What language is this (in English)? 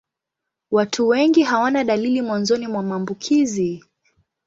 Swahili